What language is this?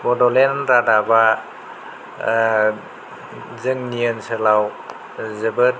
Bodo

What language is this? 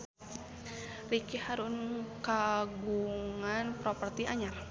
Sundanese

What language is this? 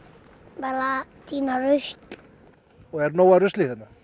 Icelandic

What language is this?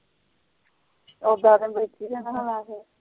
Punjabi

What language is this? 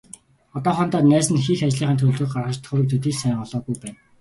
Mongolian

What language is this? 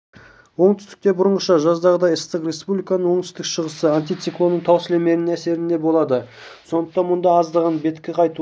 Kazakh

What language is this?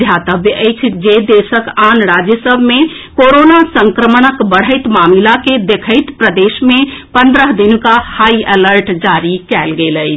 Maithili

